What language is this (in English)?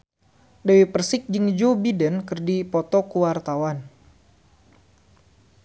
Sundanese